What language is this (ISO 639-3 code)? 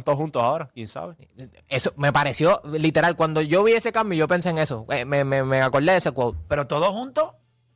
spa